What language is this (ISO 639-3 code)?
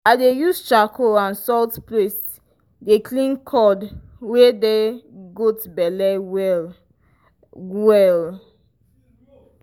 pcm